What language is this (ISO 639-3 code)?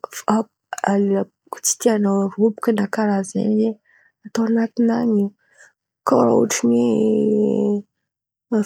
xmv